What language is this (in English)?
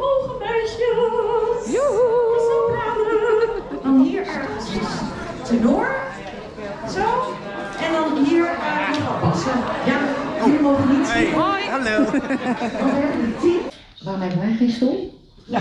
Dutch